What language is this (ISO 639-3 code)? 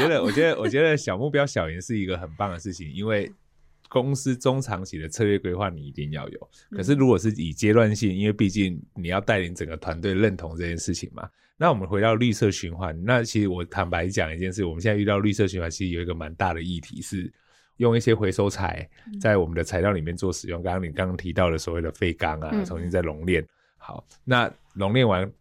zho